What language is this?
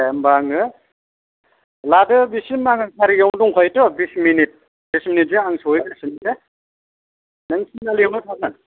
Bodo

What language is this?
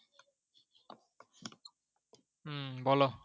Bangla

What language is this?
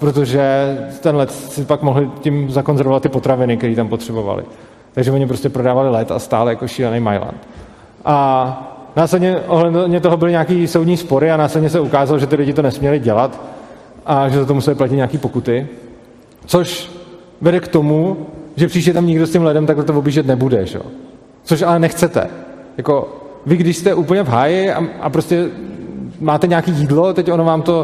Czech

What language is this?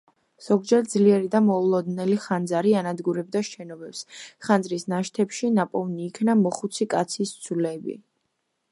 Georgian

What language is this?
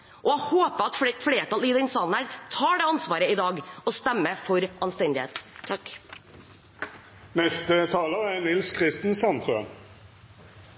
Norwegian Bokmål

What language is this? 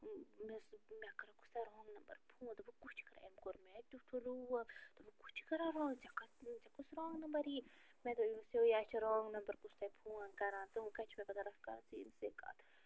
Kashmiri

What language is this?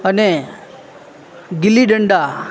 Gujarati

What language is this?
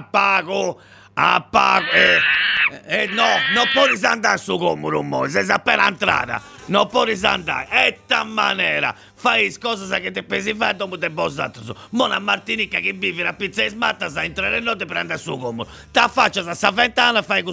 Italian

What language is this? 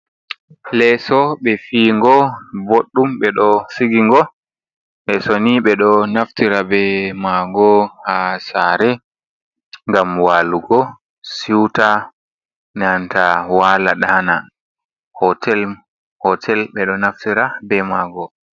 Fula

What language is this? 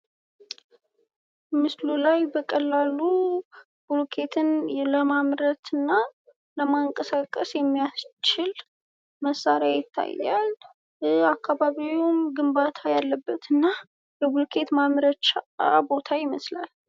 Amharic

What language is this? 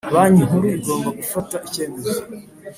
Kinyarwanda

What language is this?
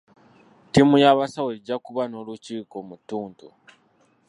Ganda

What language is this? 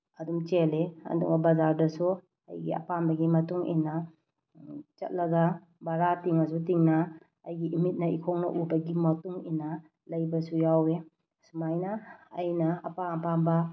Manipuri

